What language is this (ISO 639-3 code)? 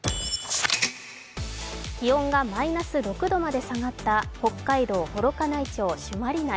jpn